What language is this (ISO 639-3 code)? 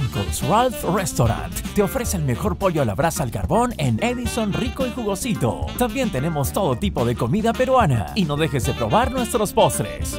spa